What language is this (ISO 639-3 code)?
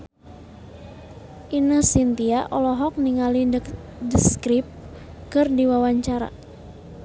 sun